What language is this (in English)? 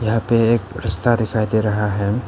Hindi